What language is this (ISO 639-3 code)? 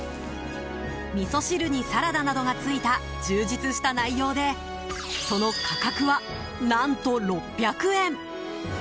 jpn